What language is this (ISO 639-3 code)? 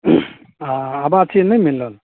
mai